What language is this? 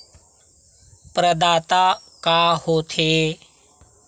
Chhattisgarhi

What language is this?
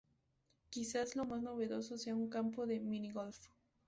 Spanish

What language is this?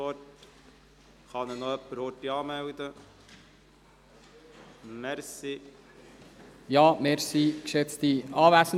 Swiss German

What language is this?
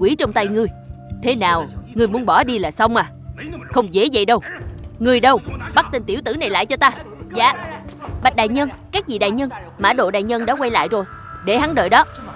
Vietnamese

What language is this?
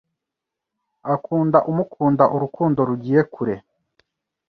Kinyarwanda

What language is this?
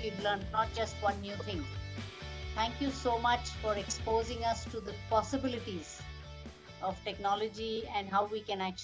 English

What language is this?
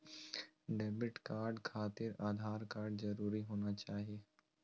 Magahi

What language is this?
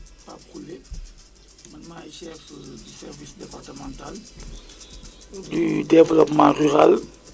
Wolof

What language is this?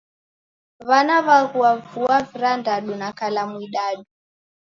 Taita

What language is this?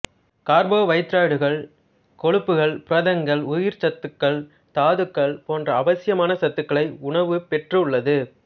Tamil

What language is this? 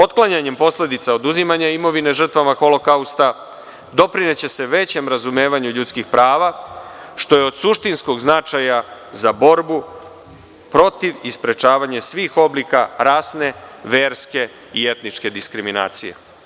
Serbian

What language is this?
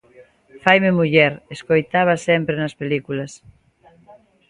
Galician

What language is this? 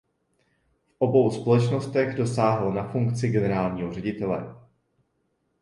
Czech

